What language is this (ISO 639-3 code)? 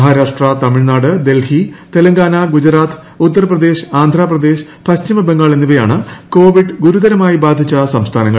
mal